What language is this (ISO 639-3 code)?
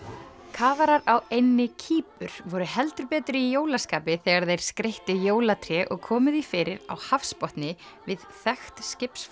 isl